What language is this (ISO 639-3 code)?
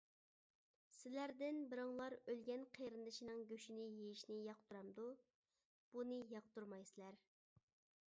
uig